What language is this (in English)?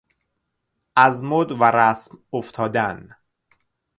Persian